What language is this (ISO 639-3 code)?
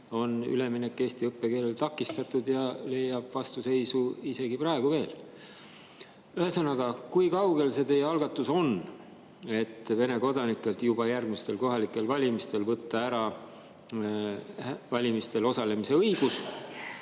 est